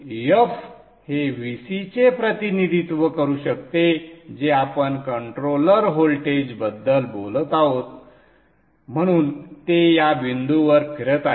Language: Marathi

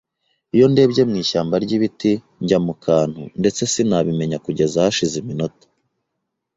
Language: Kinyarwanda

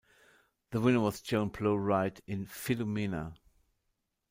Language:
English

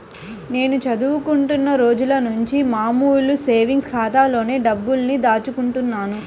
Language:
Telugu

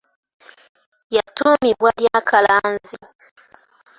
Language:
Ganda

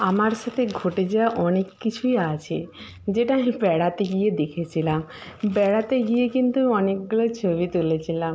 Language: Bangla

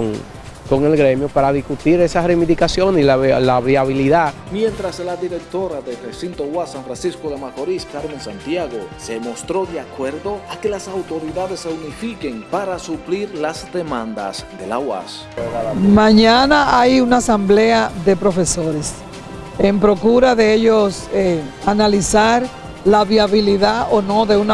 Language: Spanish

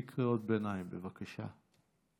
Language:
Hebrew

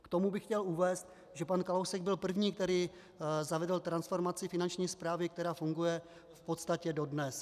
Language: Czech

